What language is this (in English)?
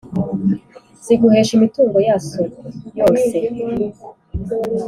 Kinyarwanda